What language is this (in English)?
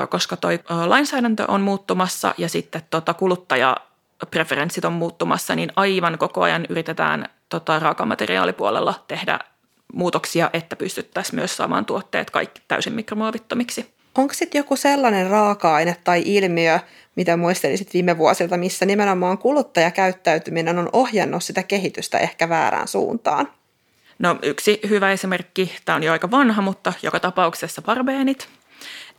Finnish